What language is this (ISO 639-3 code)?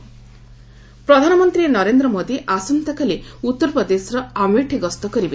ori